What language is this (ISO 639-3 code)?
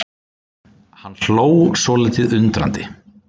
isl